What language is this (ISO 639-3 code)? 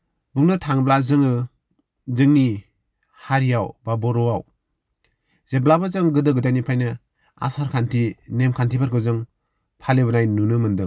brx